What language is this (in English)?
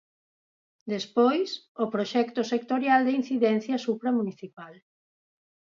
Galician